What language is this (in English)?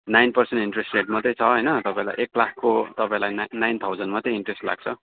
Nepali